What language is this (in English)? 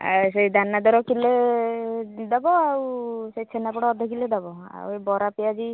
Odia